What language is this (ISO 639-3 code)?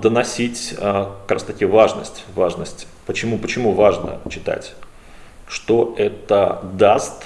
rus